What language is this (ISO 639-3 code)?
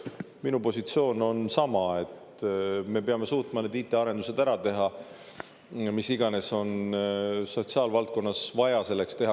est